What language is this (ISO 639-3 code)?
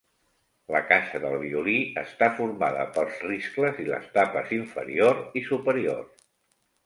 cat